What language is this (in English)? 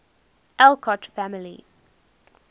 English